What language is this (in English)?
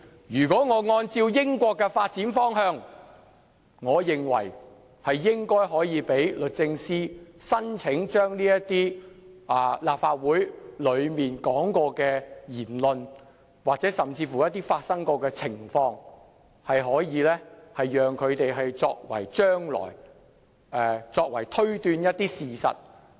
Cantonese